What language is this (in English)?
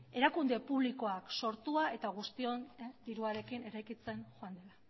Basque